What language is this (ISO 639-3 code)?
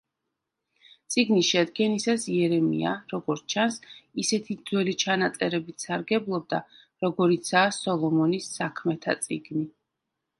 kat